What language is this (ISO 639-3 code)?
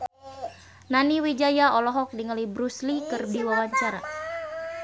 sun